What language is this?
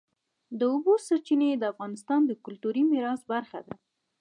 Pashto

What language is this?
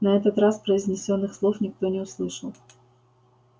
Russian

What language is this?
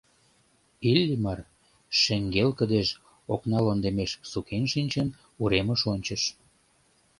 Mari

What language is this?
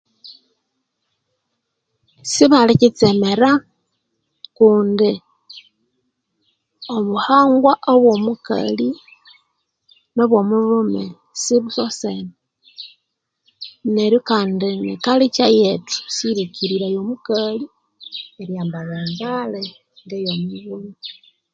Konzo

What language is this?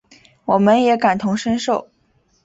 Chinese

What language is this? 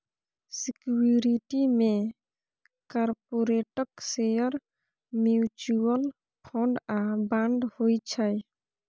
Maithili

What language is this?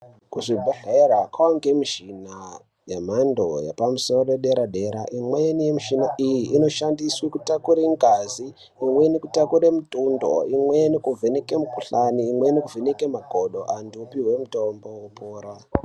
Ndau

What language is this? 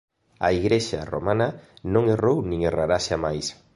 Galician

